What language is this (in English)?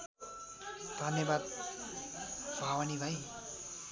Nepali